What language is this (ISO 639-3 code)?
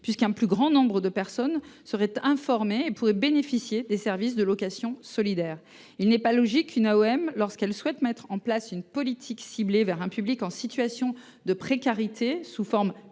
fra